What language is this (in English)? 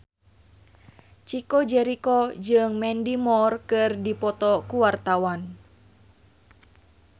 Sundanese